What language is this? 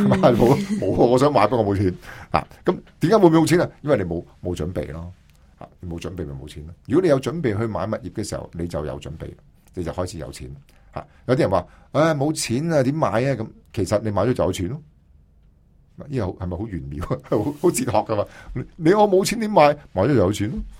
Chinese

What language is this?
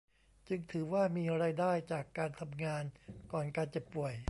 Thai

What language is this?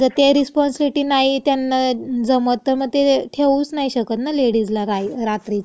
Marathi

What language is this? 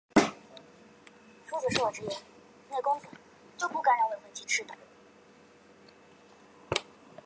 Chinese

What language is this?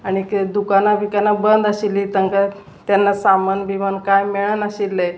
Konkani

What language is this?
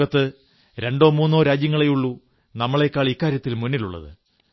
Malayalam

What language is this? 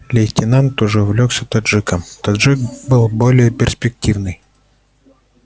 Russian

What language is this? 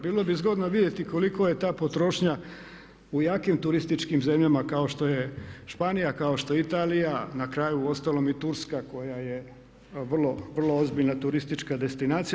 Croatian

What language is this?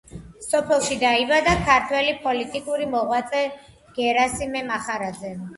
Georgian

